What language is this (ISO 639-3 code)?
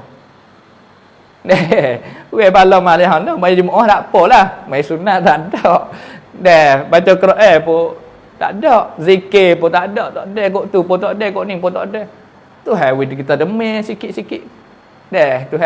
msa